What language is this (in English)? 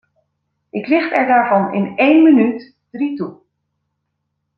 Dutch